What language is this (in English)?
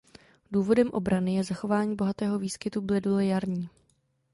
Czech